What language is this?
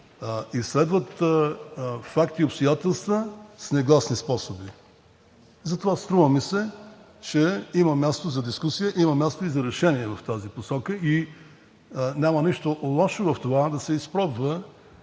Bulgarian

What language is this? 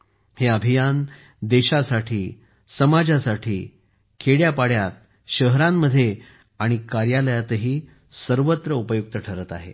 Marathi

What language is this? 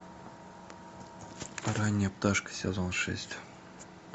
Russian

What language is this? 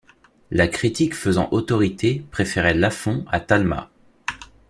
French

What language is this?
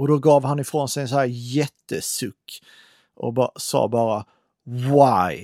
Swedish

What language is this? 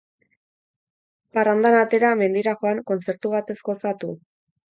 Basque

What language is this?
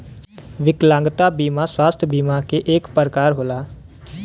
Bhojpuri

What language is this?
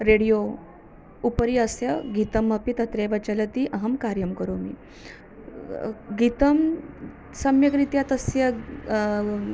Sanskrit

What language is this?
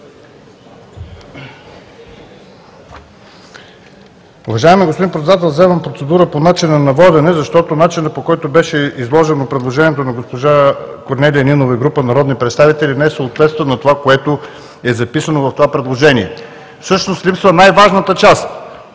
Bulgarian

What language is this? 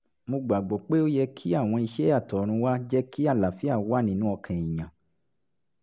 Yoruba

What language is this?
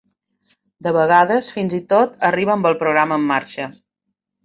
Catalan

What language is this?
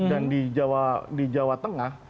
Indonesian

